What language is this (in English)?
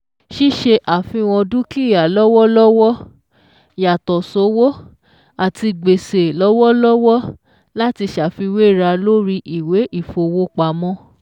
Yoruba